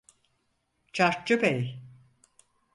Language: Turkish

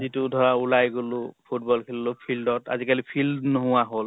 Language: Assamese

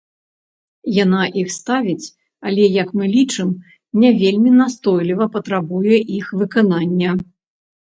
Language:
Belarusian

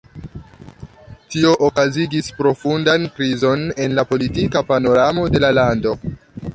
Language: Esperanto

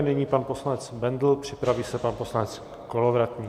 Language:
Czech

